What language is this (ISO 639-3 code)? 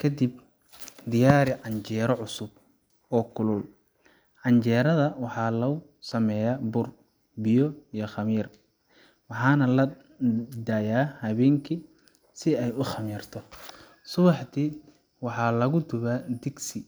som